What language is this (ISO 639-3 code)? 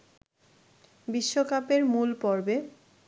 ben